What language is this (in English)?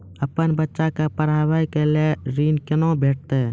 Maithili